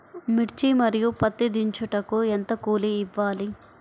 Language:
Telugu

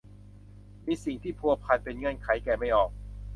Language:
Thai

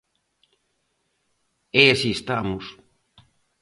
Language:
Galician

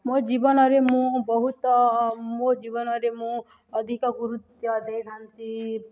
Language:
Odia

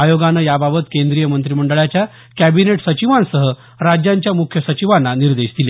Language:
Marathi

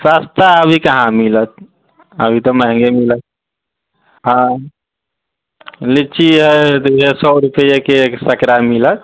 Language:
Maithili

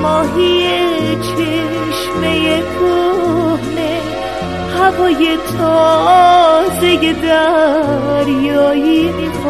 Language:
Persian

